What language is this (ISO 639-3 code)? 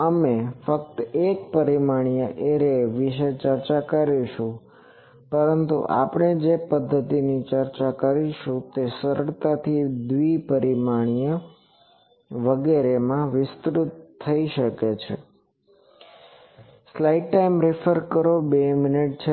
guj